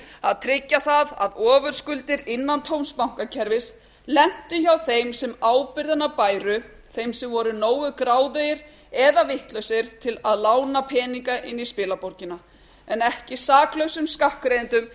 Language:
Icelandic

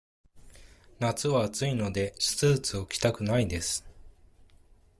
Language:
Japanese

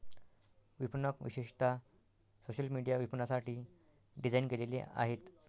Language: Marathi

